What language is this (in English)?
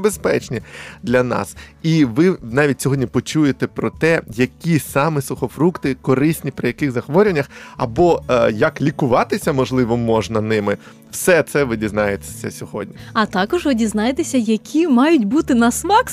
Ukrainian